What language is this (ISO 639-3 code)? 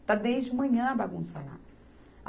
por